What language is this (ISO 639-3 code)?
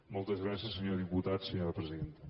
cat